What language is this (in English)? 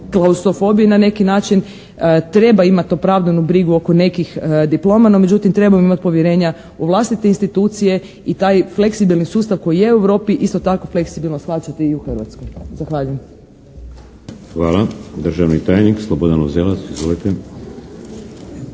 Croatian